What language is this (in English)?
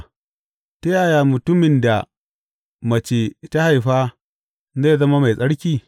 Hausa